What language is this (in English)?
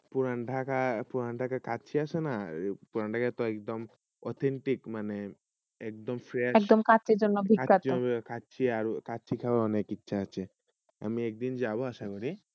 Bangla